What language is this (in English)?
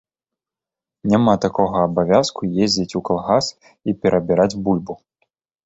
Belarusian